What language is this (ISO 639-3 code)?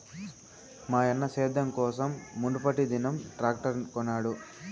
tel